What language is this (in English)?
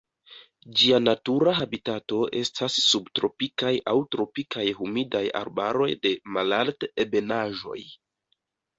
Esperanto